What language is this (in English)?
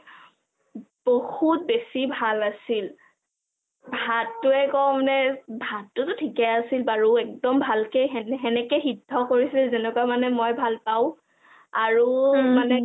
Assamese